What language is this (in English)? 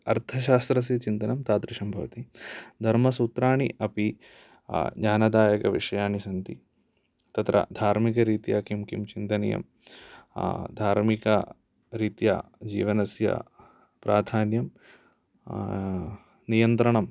Sanskrit